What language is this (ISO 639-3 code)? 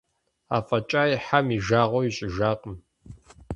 kbd